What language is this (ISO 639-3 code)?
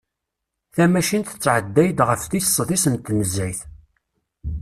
kab